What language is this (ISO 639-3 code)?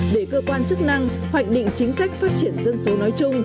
vie